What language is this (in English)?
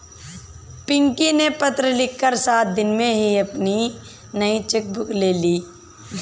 Hindi